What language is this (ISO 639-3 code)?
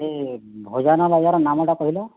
ori